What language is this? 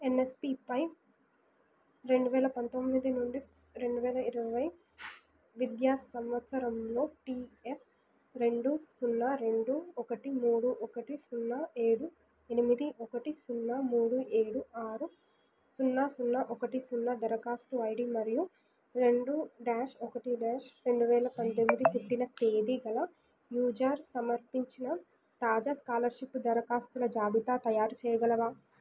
Telugu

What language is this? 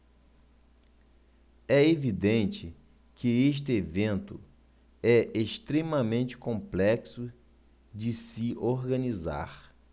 Portuguese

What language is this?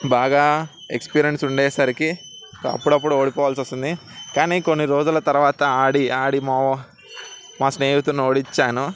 Telugu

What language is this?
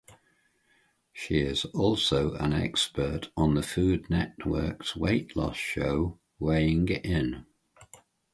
English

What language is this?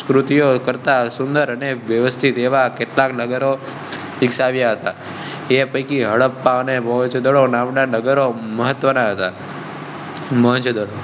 Gujarati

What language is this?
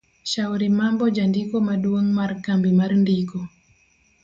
Luo (Kenya and Tanzania)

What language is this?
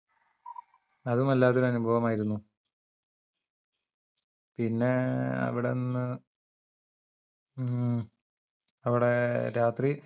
Malayalam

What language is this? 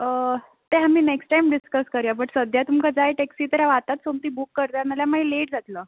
Konkani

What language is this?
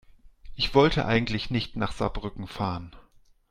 German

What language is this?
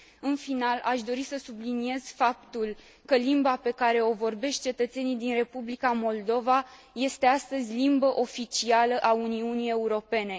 Romanian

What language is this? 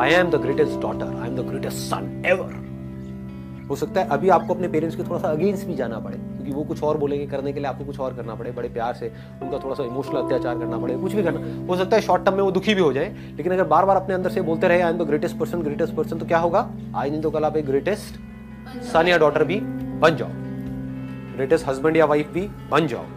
Hindi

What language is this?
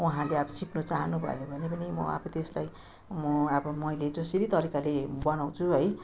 Nepali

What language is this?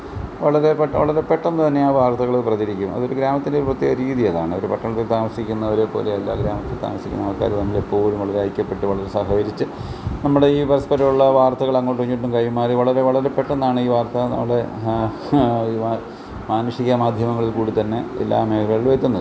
Malayalam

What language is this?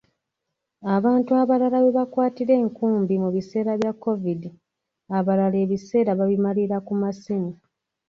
Ganda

